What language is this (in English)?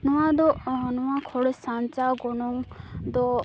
Santali